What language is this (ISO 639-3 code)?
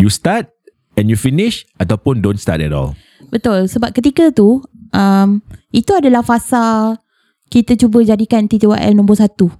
msa